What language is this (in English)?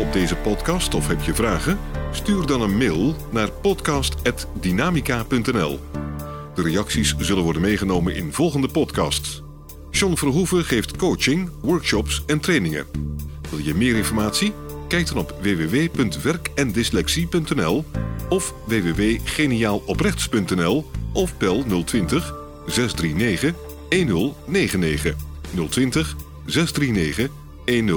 Dutch